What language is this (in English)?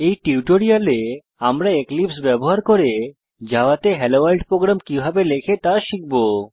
Bangla